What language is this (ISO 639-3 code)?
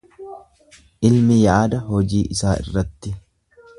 orm